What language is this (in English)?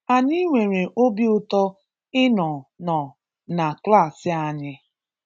Igbo